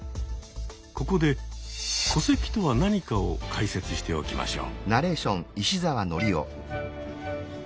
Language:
Japanese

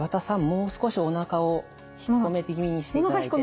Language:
Japanese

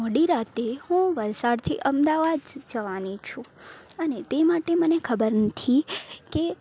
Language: Gujarati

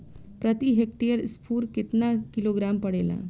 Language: Bhojpuri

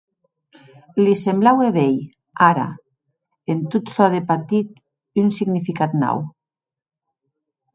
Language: Occitan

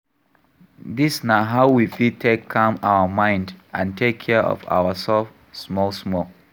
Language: Nigerian Pidgin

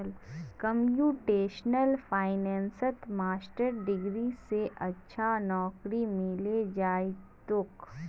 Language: Magahi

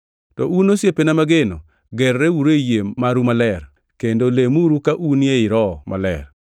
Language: Luo (Kenya and Tanzania)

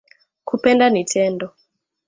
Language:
Swahili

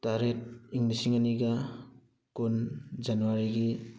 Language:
Manipuri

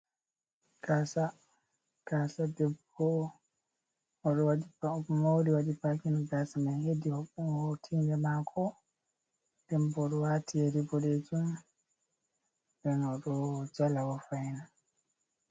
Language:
Fula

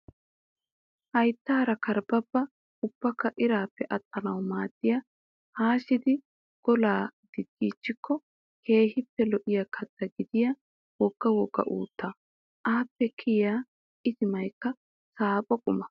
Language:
Wolaytta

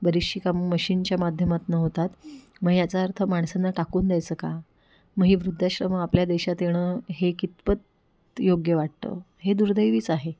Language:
Marathi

